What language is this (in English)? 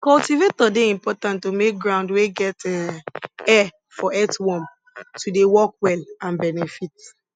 Nigerian Pidgin